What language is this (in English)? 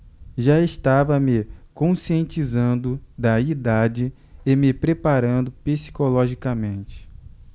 Portuguese